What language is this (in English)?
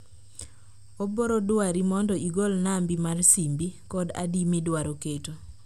Luo (Kenya and Tanzania)